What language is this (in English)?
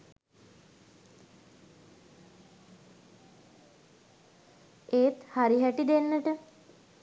Sinhala